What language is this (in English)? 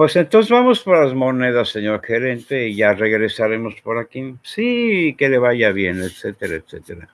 Spanish